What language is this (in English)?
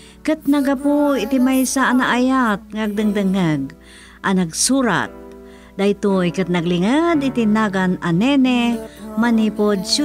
Filipino